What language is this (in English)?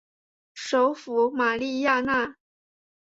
Chinese